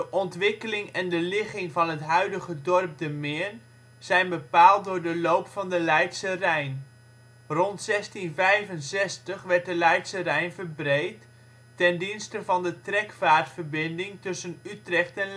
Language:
Dutch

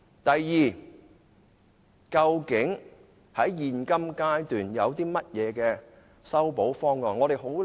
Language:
Cantonese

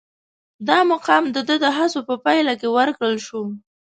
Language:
Pashto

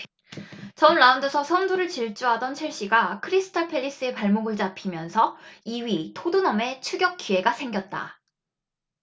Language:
Korean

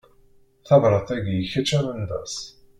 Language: Kabyle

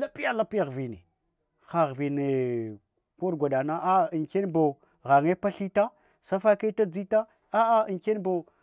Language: Hwana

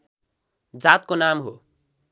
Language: Nepali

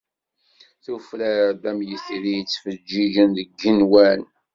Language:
Kabyle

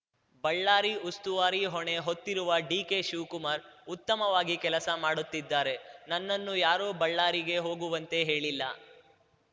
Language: Kannada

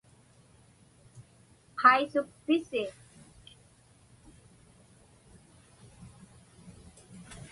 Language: Inupiaq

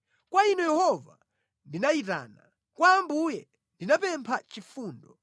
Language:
Nyanja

